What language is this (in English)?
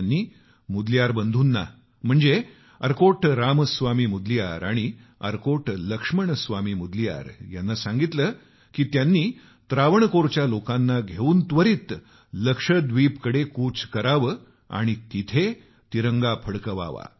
Marathi